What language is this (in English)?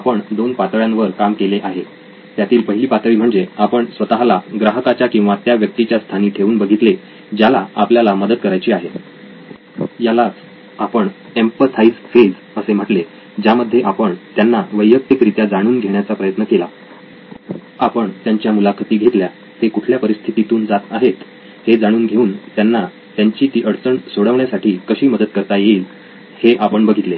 Marathi